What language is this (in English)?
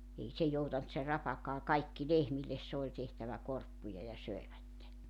Finnish